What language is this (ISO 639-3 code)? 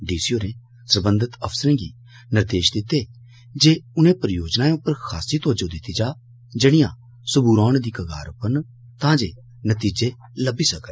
doi